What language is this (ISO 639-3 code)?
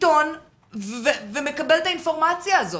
heb